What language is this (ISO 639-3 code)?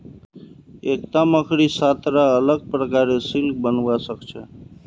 mag